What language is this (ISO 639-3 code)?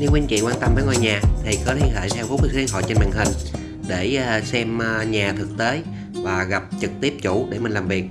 vie